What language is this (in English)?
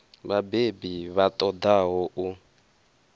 Venda